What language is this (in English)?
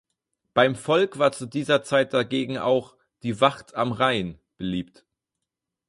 German